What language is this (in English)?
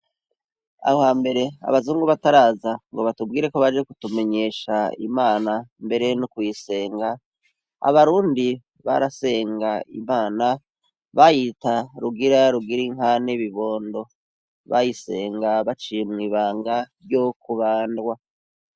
Rundi